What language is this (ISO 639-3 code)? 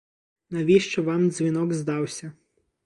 ukr